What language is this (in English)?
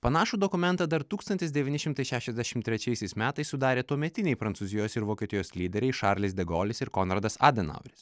Lithuanian